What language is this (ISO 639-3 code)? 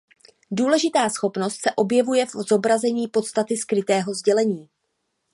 ces